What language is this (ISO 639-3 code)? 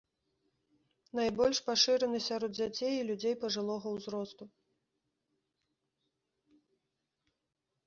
bel